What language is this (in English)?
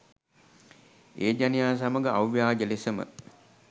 Sinhala